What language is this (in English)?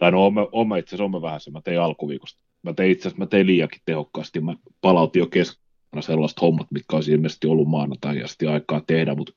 Finnish